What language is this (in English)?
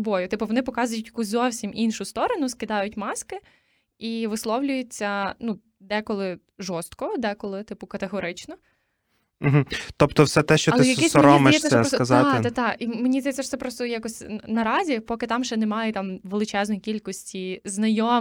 Ukrainian